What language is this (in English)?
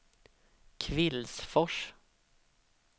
Swedish